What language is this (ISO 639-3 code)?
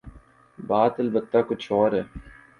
urd